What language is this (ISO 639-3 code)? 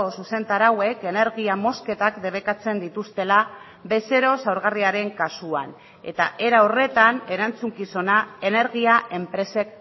eus